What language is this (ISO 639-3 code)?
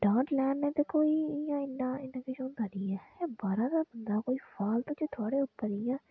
doi